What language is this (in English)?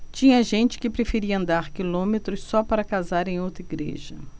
Portuguese